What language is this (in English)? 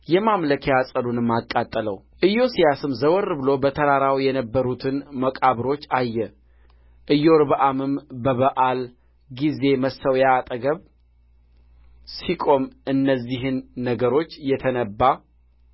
Amharic